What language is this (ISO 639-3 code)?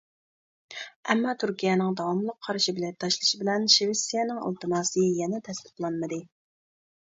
uig